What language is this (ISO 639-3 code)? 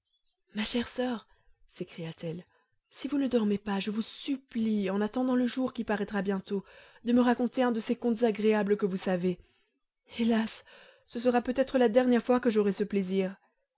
fra